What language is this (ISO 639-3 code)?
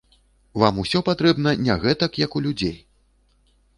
bel